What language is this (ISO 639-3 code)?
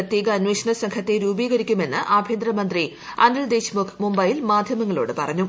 mal